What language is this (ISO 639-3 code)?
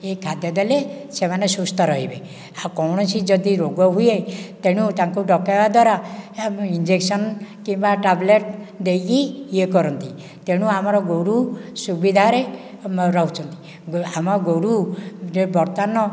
ori